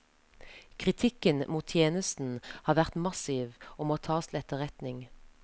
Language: Norwegian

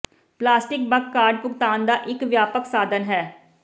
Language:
Punjabi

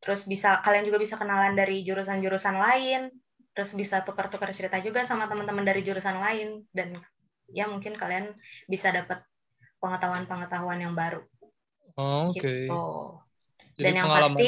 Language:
Indonesian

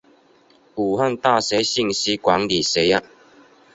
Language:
Chinese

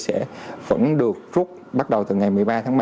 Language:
Vietnamese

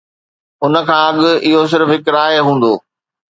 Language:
Sindhi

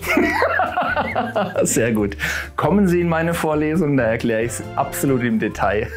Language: German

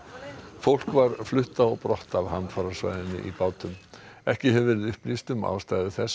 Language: Icelandic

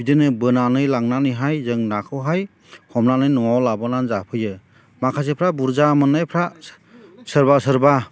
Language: Bodo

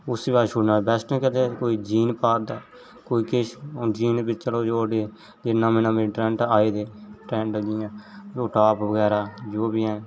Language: Dogri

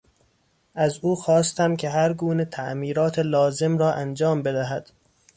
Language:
Persian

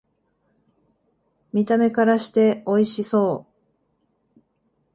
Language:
Japanese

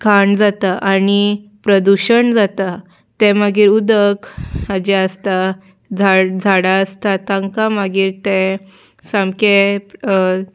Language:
Konkani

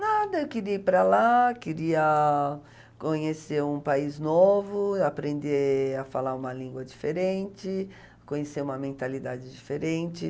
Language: Portuguese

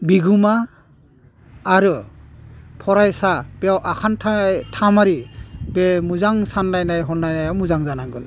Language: Bodo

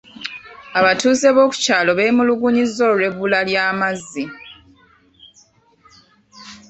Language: Ganda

